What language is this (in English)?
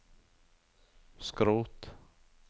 Norwegian